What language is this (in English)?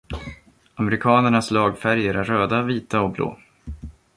Swedish